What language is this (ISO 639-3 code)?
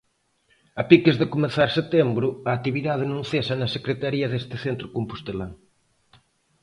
glg